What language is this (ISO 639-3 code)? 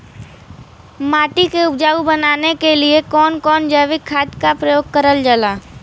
bho